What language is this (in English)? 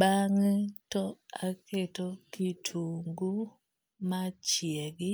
Luo (Kenya and Tanzania)